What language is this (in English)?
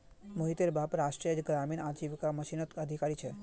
Magahi